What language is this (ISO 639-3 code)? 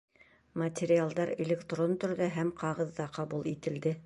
bak